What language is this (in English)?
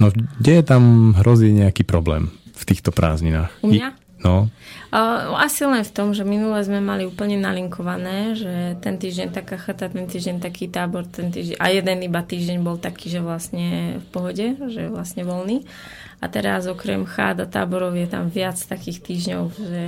Slovak